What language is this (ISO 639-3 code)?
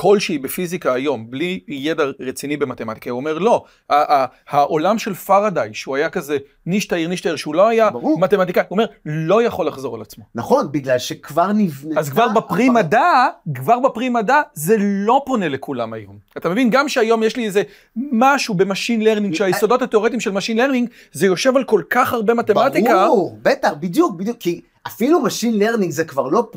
heb